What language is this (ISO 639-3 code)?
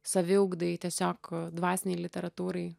lit